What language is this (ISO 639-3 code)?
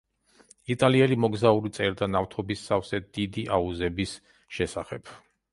kat